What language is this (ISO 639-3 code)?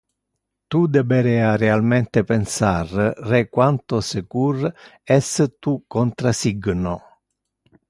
ina